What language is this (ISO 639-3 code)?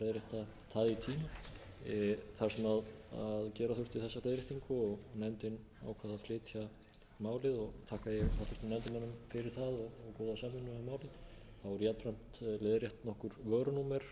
isl